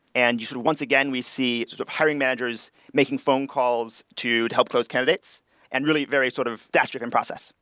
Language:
English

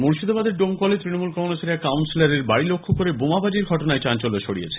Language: Bangla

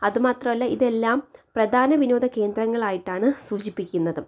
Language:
Malayalam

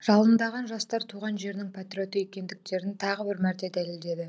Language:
Kazakh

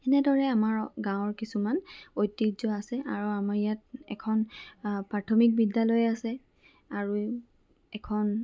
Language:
Assamese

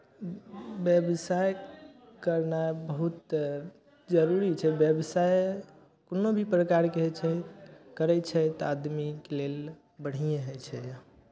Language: Maithili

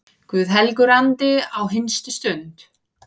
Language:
Icelandic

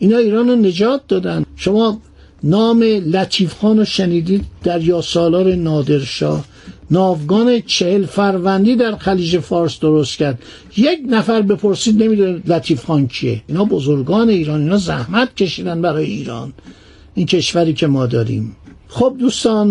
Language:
Persian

